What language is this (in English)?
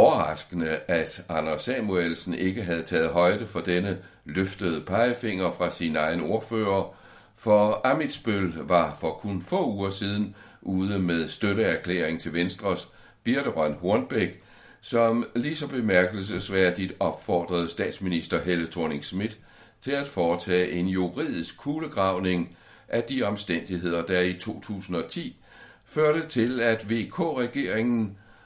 Danish